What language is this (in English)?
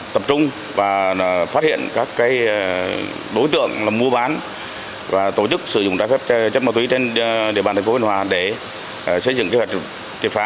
Vietnamese